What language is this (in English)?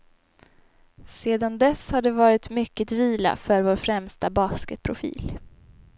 Swedish